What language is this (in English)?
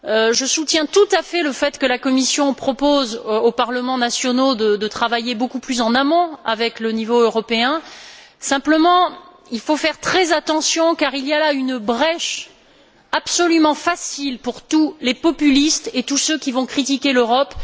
French